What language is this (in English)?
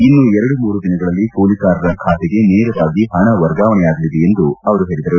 Kannada